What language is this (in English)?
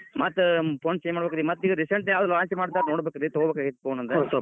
Kannada